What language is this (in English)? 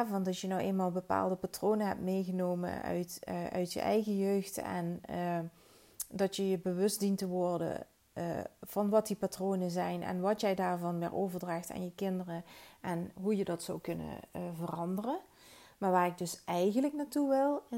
Dutch